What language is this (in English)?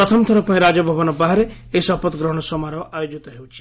Odia